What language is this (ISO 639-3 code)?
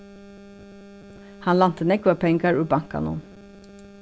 fao